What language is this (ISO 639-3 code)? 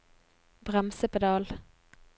nor